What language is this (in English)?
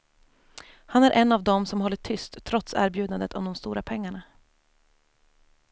Swedish